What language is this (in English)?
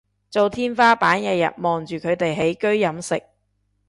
Cantonese